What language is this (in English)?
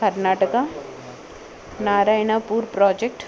Telugu